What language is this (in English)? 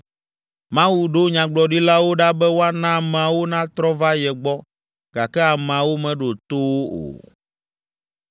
Ewe